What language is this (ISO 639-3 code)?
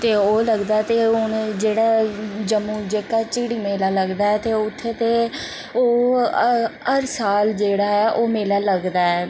doi